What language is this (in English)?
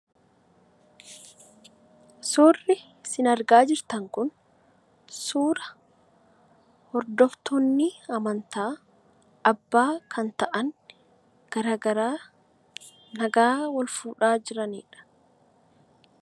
Oromo